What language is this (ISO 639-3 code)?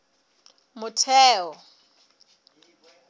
sot